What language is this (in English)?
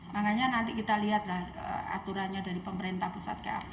Indonesian